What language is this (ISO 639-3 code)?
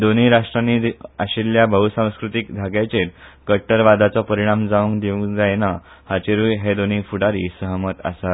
kok